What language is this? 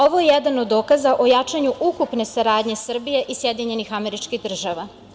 Serbian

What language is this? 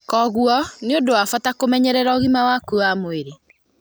Kikuyu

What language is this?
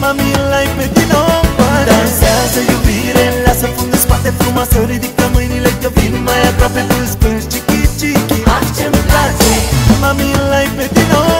Romanian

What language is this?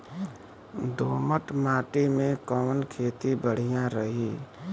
Bhojpuri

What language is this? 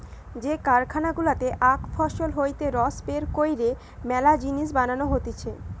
Bangla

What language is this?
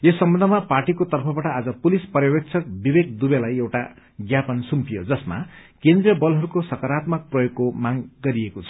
Nepali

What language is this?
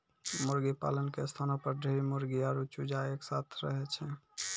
Maithili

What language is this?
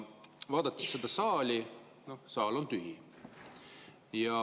Estonian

